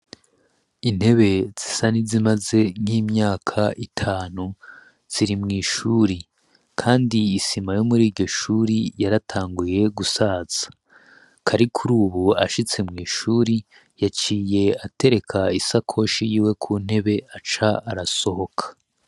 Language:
Rundi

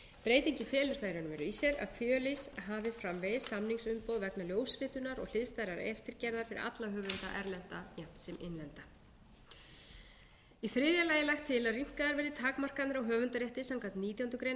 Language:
Icelandic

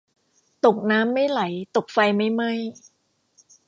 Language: Thai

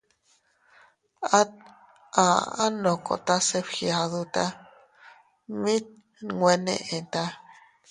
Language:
Teutila Cuicatec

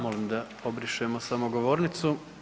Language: Croatian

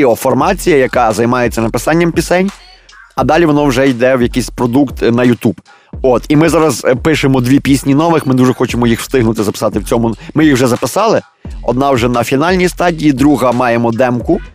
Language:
Ukrainian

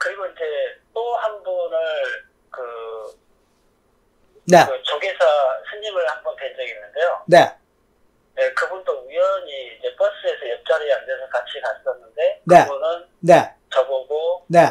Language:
Korean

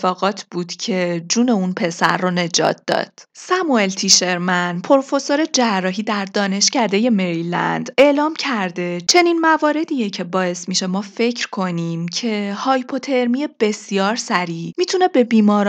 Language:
Persian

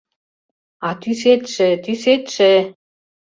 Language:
Mari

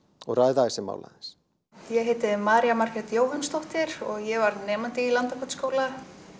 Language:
Icelandic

